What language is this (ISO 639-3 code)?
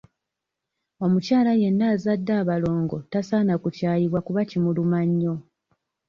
lug